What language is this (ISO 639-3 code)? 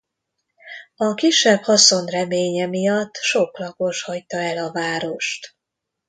hun